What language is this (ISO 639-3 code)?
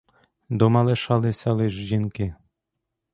ukr